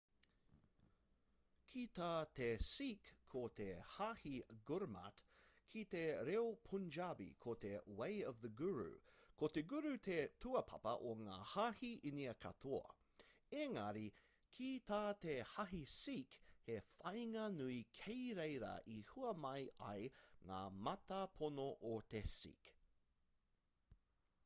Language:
Māori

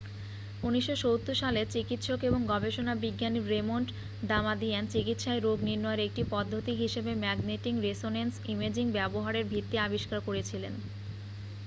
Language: Bangla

